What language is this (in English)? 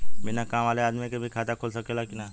Bhojpuri